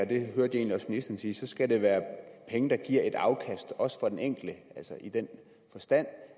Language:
Danish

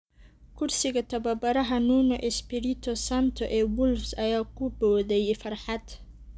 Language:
Somali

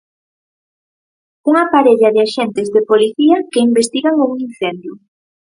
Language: Galician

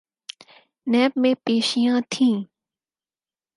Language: Urdu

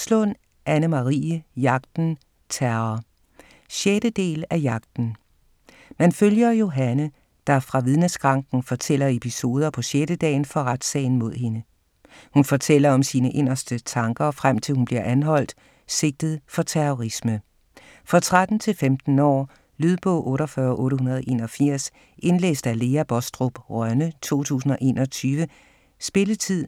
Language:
Danish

